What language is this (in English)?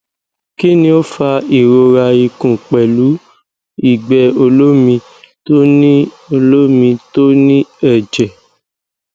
Yoruba